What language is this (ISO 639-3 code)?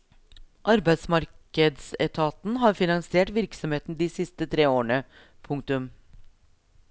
nor